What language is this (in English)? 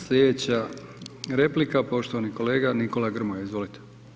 Croatian